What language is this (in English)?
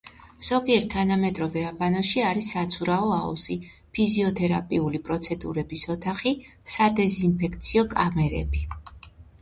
Georgian